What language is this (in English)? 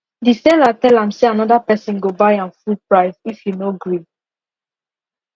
Nigerian Pidgin